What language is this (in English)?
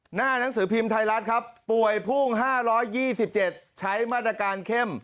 Thai